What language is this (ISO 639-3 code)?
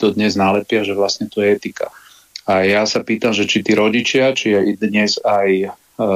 slk